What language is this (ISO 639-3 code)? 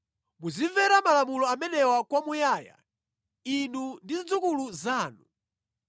nya